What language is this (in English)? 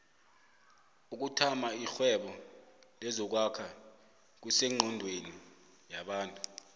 South Ndebele